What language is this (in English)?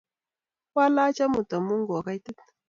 Kalenjin